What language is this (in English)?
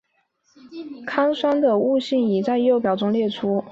Chinese